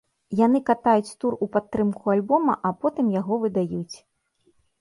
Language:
Belarusian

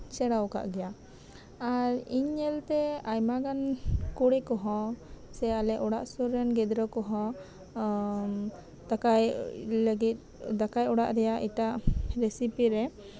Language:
Santali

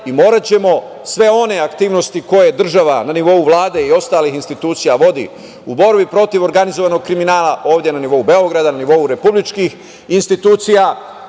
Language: Serbian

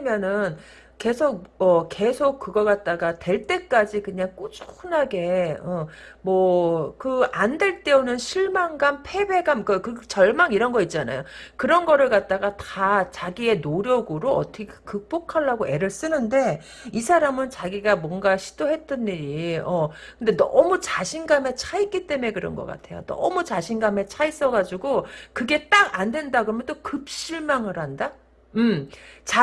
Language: Korean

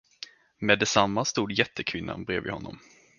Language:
Swedish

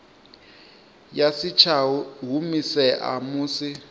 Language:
Venda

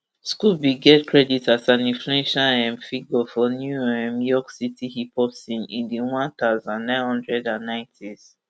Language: Nigerian Pidgin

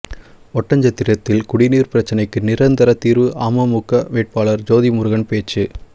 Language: Tamil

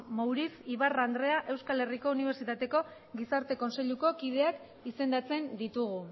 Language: Basque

